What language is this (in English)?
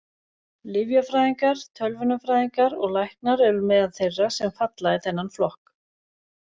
Icelandic